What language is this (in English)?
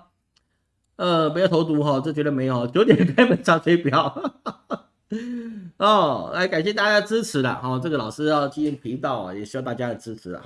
Chinese